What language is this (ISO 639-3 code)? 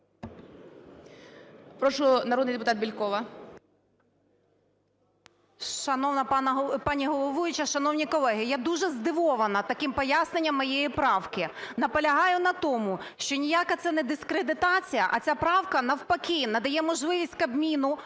ukr